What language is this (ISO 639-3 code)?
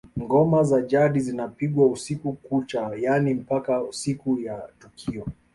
swa